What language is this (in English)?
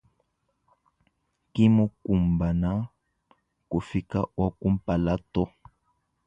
Luba-Lulua